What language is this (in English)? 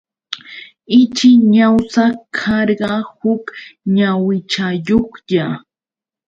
Yauyos Quechua